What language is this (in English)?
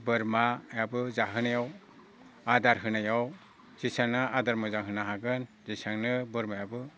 Bodo